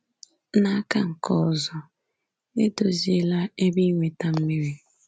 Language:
Igbo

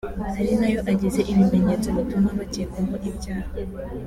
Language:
Kinyarwanda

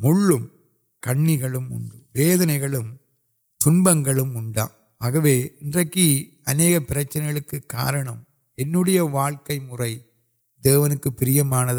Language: Urdu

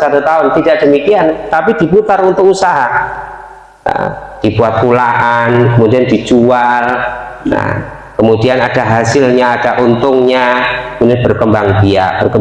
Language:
Indonesian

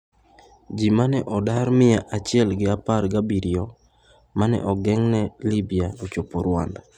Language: Luo (Kenya and Tanzania)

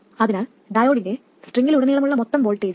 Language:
Malayalam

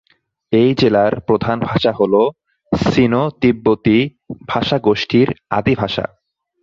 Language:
Bangla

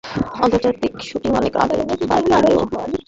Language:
Bangla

